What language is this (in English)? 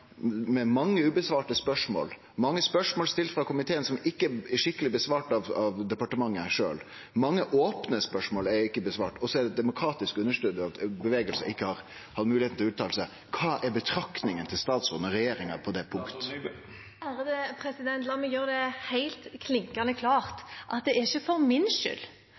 Norwegian